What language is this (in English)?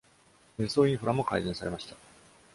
Japanese